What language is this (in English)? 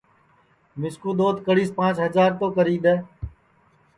Sansi